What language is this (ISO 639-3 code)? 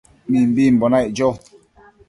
mcf